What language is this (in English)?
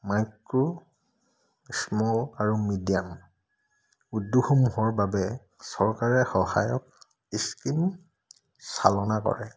Assamese